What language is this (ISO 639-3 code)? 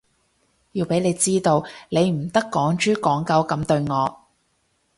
yue